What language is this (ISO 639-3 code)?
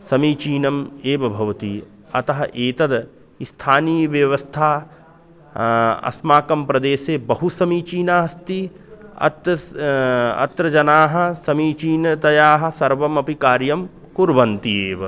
san